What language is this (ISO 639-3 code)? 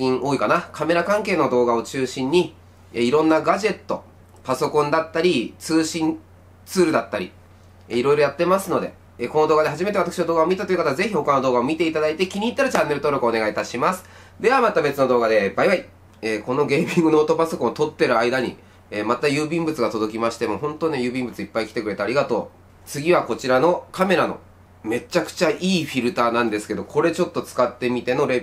jpn